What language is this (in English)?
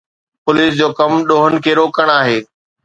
Sindhi